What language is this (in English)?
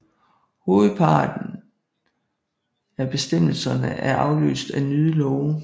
Danish